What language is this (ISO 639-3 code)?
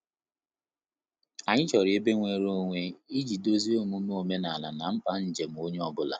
ibo